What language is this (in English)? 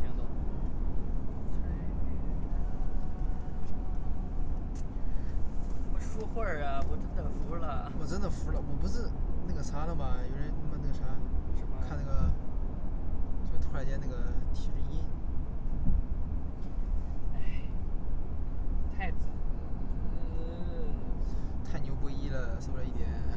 Chinese